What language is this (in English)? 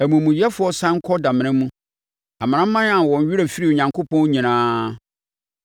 Akan